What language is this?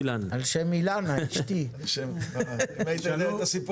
Hebrew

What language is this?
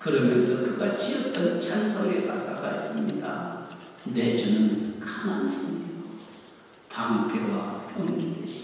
Korean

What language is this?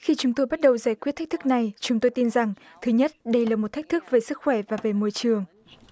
Vietnamese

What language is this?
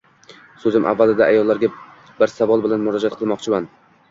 Uzbek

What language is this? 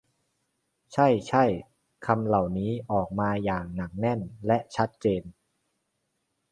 Thai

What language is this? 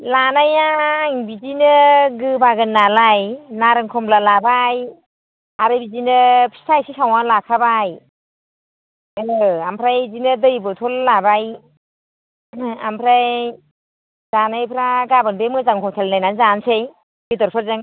Bodo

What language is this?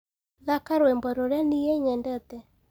Kikuyu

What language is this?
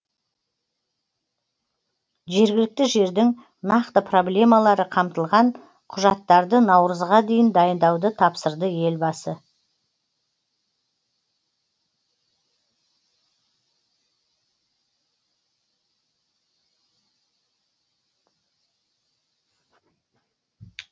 Kazakh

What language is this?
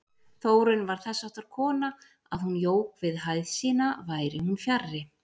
Icelandic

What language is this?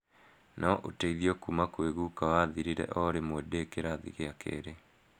Kikuyu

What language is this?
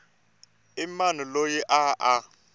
Tsonga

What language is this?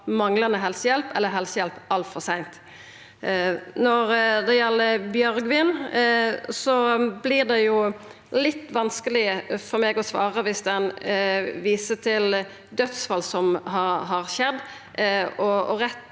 Norwegian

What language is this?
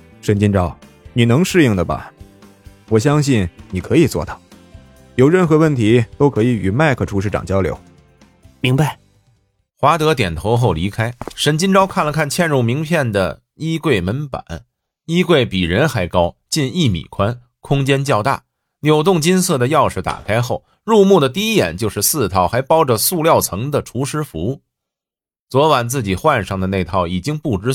Chinese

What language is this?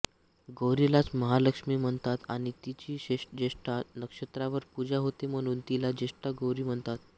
Marathi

